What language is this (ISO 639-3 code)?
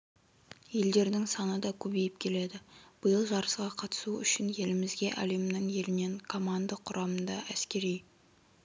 kaz